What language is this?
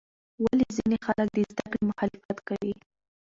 Pashto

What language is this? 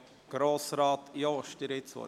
Swiss German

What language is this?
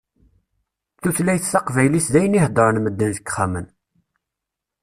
Kabyle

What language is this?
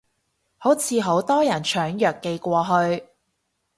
Cantonese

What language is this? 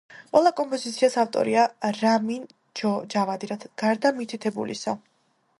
Georgian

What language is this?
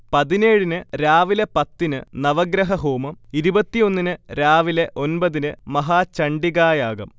Malayalam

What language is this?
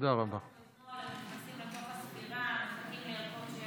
Hebrew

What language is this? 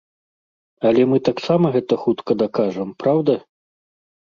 Belarusian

